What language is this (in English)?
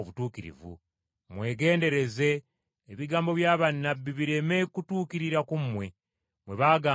Ganda